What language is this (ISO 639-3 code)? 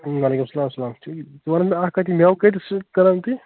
kas